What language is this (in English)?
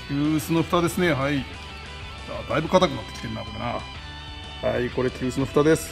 Japanese